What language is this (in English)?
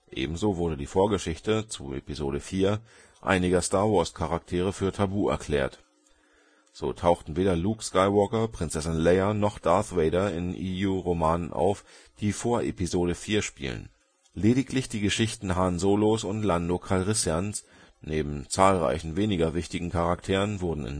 German